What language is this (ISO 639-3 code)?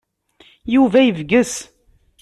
kab